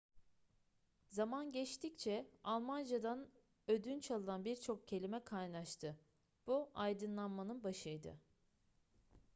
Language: Turkish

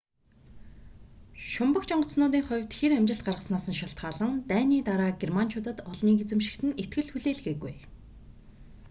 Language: Mongolian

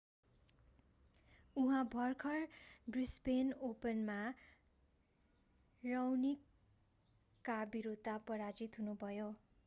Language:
Nepali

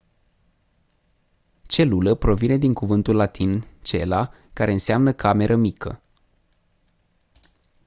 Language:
Romanian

